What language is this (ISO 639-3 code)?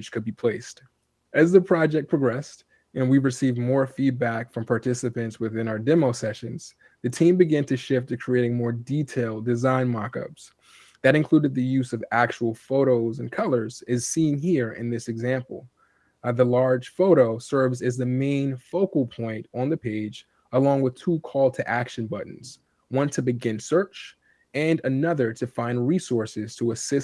eng